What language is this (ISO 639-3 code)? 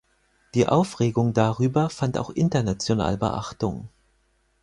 deu